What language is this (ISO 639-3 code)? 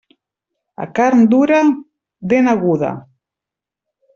cat